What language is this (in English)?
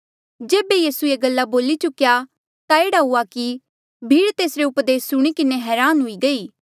Mandeali